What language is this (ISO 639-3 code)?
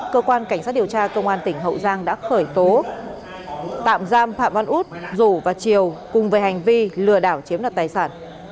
vie